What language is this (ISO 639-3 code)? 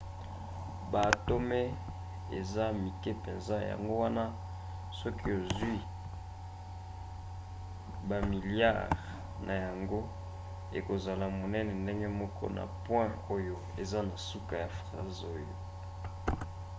lin